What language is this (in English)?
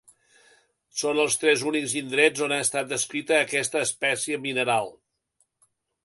Catalan